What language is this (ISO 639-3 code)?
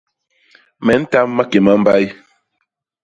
bas